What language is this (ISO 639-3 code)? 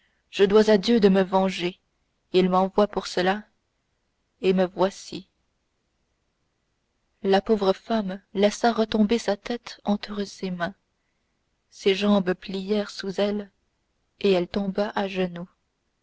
fra